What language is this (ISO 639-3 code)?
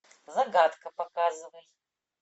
rus